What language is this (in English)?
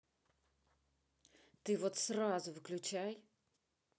Russian